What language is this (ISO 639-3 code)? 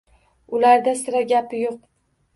uzb